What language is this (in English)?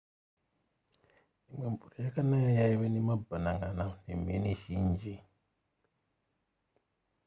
Shona